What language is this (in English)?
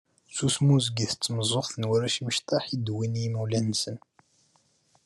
Kabyle